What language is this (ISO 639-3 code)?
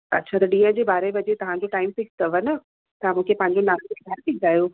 snd